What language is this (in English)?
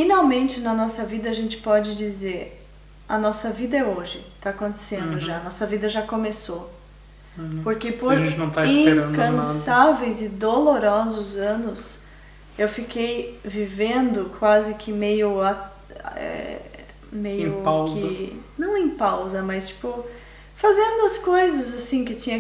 Portuguese